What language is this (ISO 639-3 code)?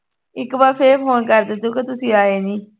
pan